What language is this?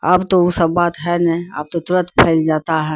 Urdu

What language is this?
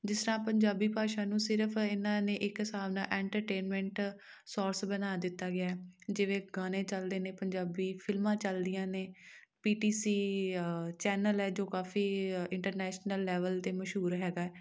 Punjabi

